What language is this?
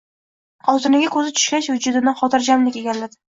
Uzbek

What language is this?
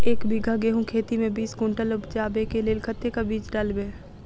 Maithili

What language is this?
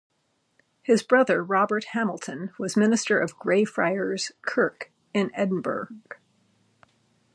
English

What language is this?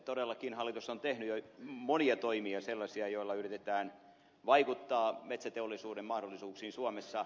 Finnish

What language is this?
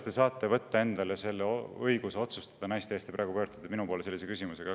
Estonian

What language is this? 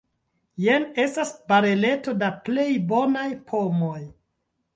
Esperanto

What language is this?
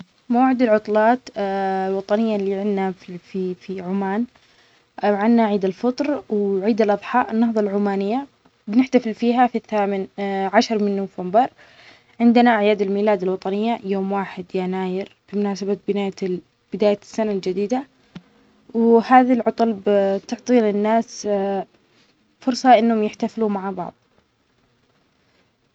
Omani Arabic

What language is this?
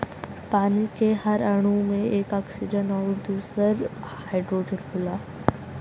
Bhojpuri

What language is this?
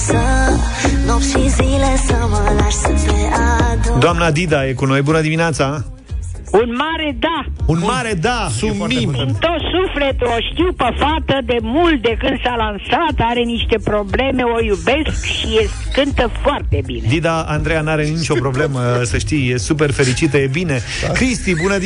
Romanian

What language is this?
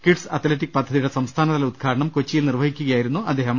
Malayalam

